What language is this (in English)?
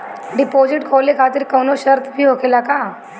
Bhojpuri